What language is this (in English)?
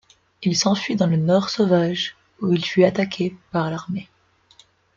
French